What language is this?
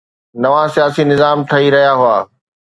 Sindhi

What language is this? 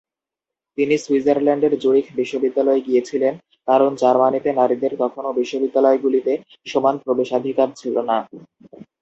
Bangla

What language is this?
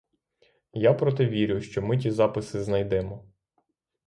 Ukrainian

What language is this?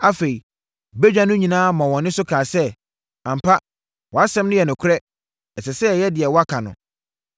Akan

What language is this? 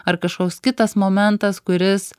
Lithuanian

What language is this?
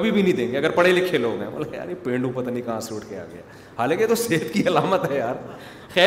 Urdu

